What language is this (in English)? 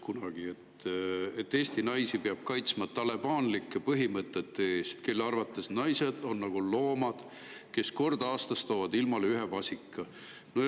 Estonian